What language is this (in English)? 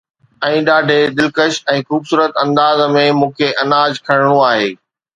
Sindhi